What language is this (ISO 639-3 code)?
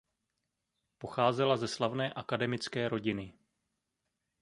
ces